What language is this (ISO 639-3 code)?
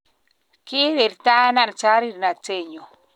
kln